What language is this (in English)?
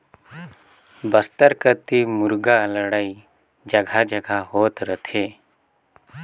Chhattisgarhi